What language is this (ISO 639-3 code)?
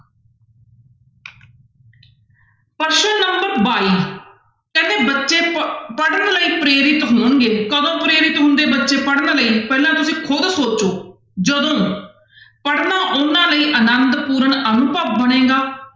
pan